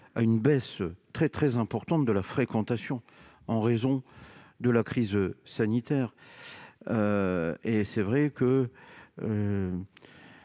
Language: French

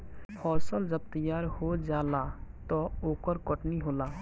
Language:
Bhojpuri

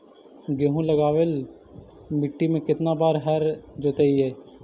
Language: Magahi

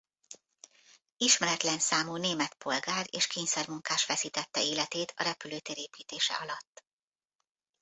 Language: Hungarian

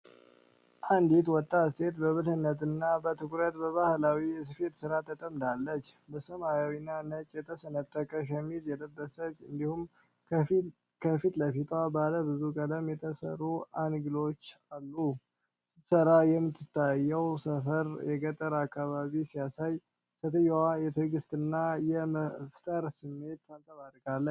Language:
Amharic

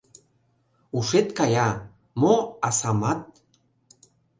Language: Mari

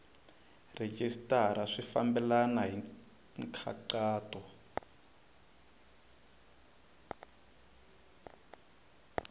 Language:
Tsonga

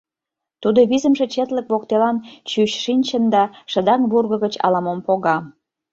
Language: Mari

